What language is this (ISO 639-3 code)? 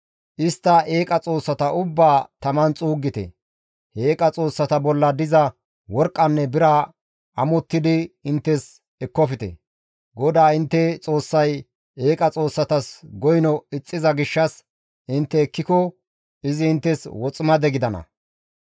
gmv